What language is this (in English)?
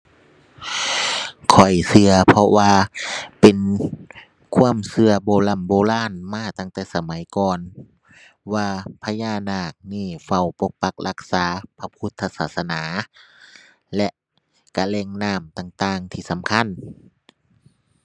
Thai